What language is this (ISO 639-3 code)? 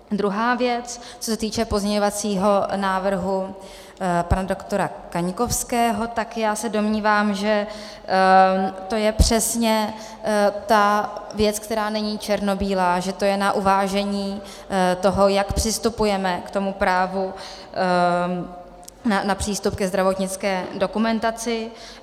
ces